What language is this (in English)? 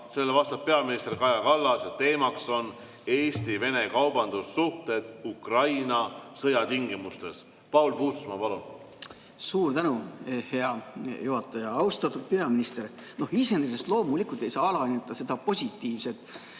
Estonian